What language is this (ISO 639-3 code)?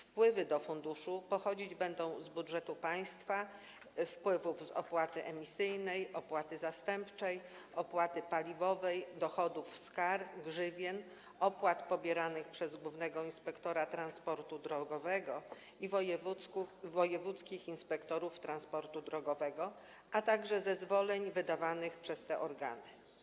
pol